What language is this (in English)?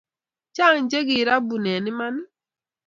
Kalenjin